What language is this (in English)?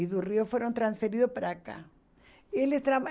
Portuguese